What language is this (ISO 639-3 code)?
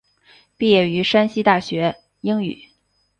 zho